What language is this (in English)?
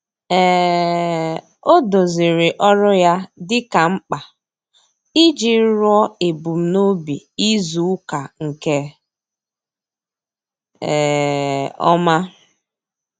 Igbo